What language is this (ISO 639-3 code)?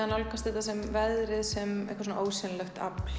isl